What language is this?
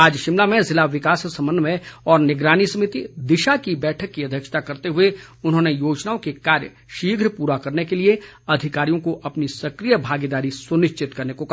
Hindi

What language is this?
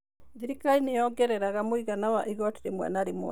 Kikuyu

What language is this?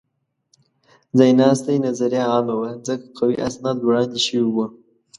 Pashto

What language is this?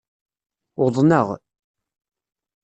Kabyle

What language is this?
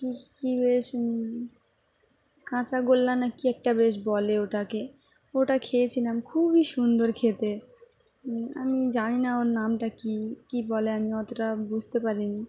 Bangla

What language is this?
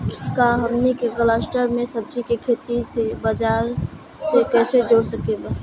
Bhojpuri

